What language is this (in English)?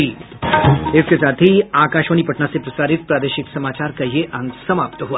Hindi